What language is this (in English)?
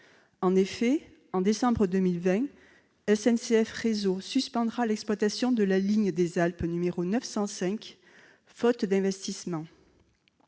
French